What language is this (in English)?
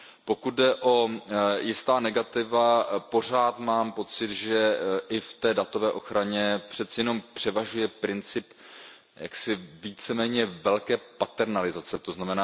Czech